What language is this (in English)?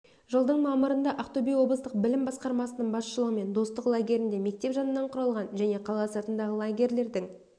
Kazakh